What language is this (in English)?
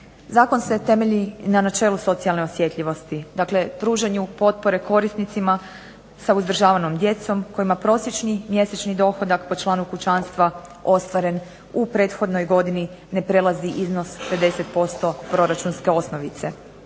Croatian